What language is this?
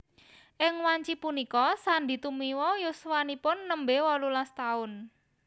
Javanese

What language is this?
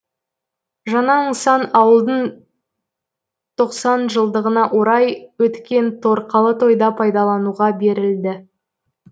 Kazakh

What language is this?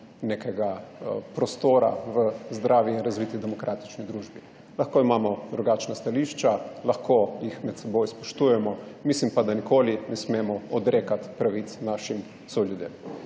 Slovenian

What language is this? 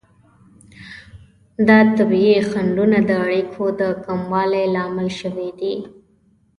Pashto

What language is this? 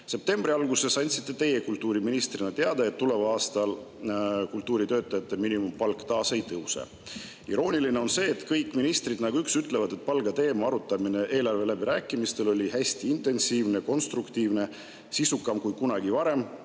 Estonian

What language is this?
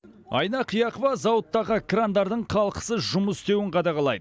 Kazakh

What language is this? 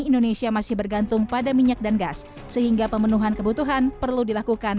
Indonesian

